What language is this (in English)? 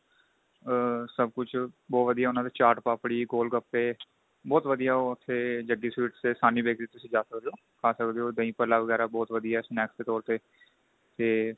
Punjabi